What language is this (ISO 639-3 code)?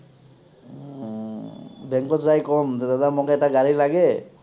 asm